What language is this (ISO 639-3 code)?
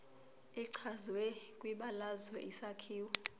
zul